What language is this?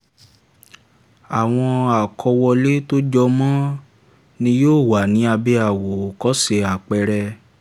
Yoruba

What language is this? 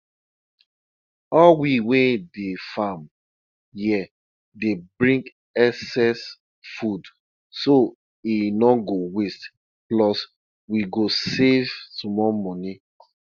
Nigerian Pidgin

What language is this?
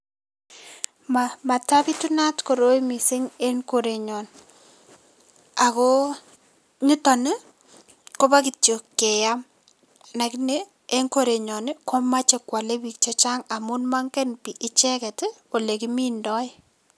Kalenjin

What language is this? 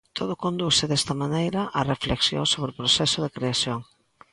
Galician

